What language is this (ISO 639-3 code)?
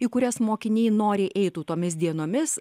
lit